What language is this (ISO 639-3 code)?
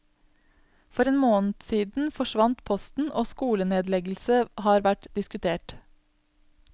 nor